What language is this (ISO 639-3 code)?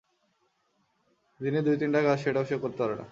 ben